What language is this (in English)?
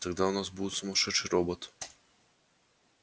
Russian